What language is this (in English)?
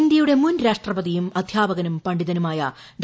Malayalam